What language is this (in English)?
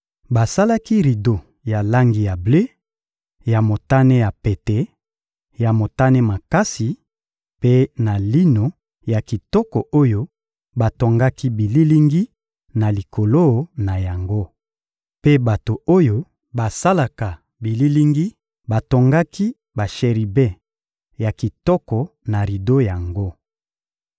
Lingala